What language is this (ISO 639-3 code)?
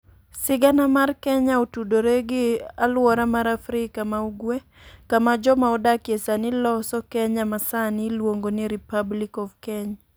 luo